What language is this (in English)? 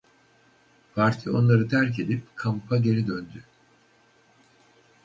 Turkish